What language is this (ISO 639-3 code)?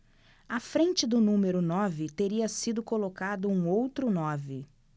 por